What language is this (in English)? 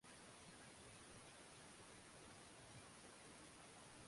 Swahili